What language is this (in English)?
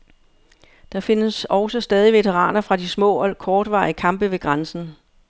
Danish